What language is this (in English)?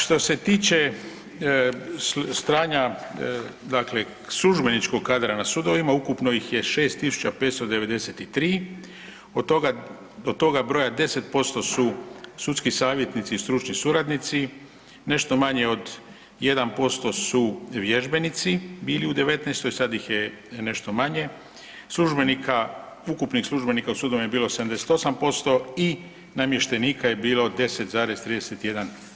Croatian